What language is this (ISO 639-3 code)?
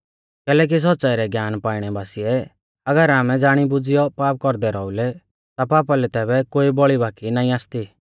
bfz